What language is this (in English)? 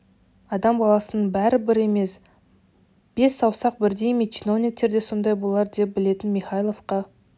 Kazakh